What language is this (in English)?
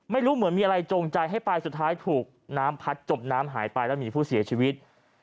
Thai